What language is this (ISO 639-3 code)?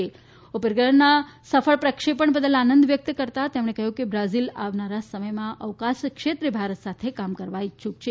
guj